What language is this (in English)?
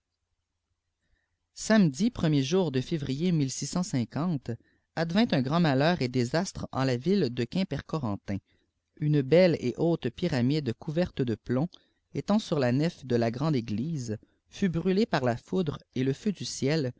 French